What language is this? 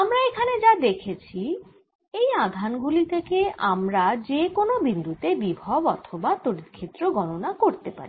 Bangla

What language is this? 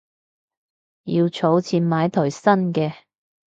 Cantonese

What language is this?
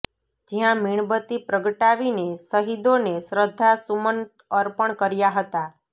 Gujarati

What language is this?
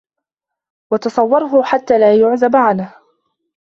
Arabic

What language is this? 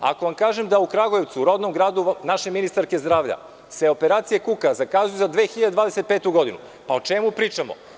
Serbian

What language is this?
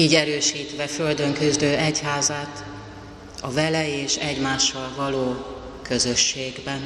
Hungarian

